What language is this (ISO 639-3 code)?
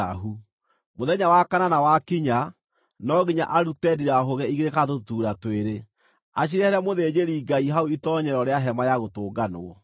kik